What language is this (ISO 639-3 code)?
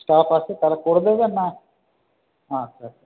ben